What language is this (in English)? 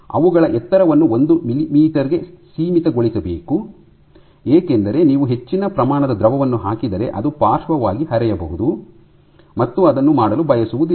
Kannada